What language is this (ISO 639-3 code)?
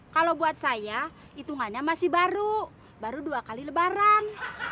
ind